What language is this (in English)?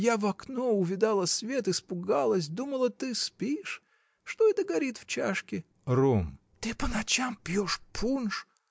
Russian